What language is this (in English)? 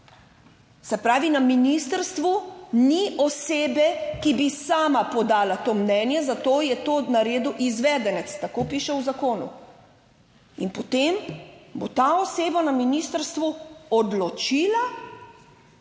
Slovenian